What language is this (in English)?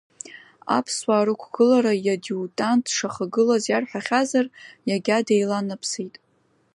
Abkhazian